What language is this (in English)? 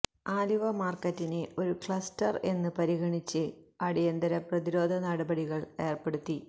Malayalam